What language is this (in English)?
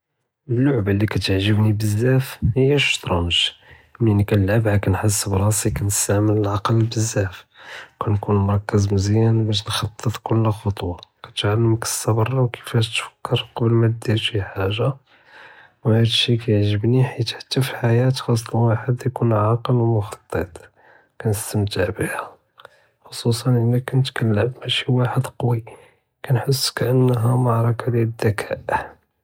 Judeo-Arabic